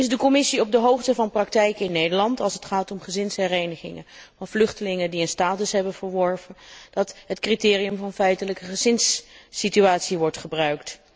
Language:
Dutch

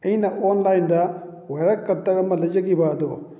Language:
Manipuri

